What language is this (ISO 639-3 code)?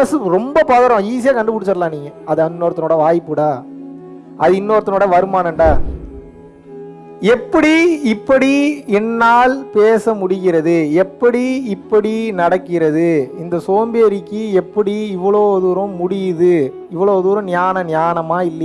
tam